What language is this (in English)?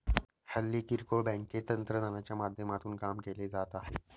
Marathi